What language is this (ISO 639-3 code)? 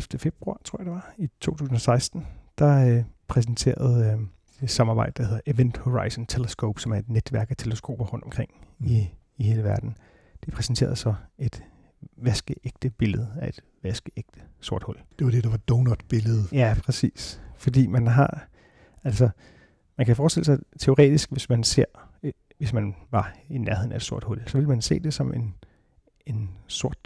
dan